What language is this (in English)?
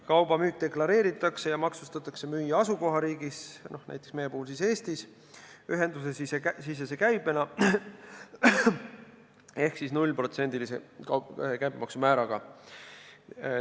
Estonian